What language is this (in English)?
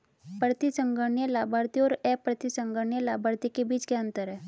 Hindi